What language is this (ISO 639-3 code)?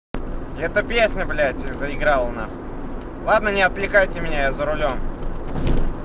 rus